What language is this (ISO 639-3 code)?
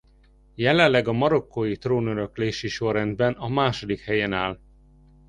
hun